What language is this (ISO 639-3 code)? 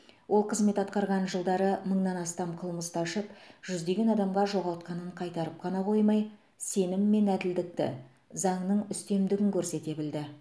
kaz